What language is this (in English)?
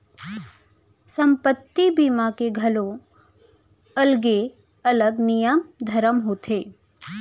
Chhattisgarhi